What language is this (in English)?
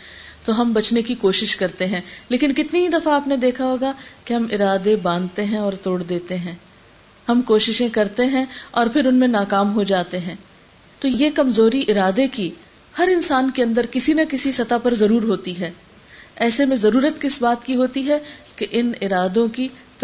Urdu